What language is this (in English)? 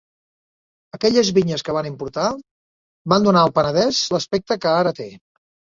Catalan